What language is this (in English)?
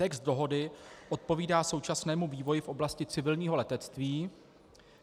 Czech